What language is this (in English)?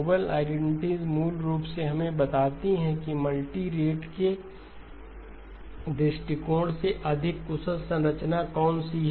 Hindi